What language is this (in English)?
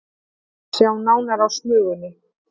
Icelandic